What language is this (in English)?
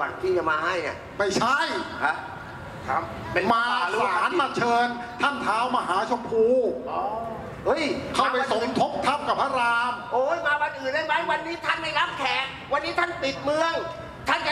Thai